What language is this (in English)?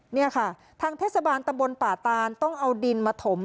Thai